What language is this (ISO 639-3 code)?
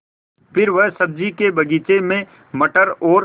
hin